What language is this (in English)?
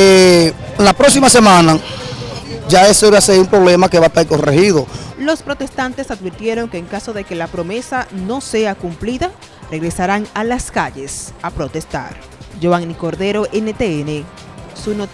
Spanish